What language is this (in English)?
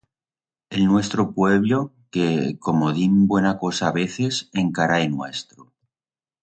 Aragonese